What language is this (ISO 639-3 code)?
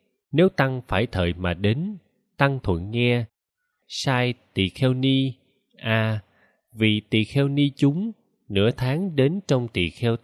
vie